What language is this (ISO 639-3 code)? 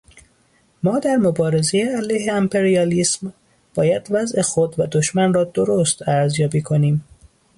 fas